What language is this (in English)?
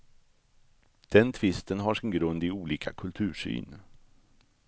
Swedish